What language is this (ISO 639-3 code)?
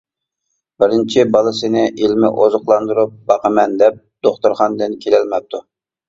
uig